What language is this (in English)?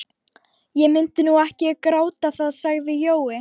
Icelandic